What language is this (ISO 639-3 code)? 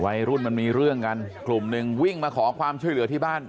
tha